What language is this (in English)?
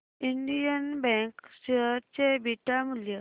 Marathi